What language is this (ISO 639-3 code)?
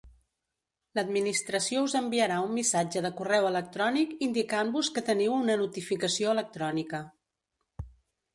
cat